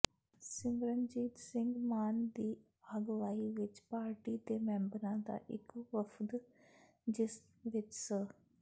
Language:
Punjabi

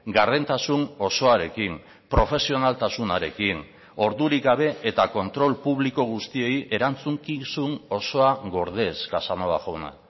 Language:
Basque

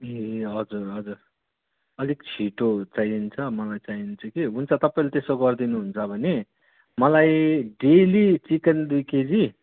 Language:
Nepali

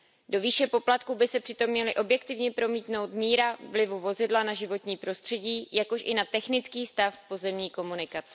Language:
Czech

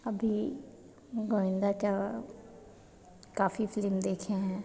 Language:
Hindi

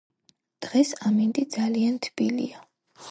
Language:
Georgian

